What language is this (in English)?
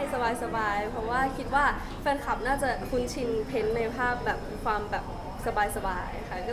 Thai